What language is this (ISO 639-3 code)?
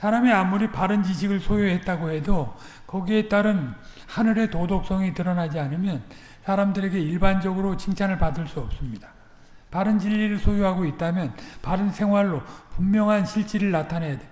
kor